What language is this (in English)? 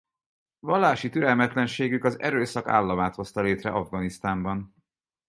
Hungarian